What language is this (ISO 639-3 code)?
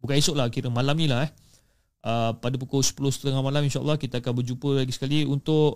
msa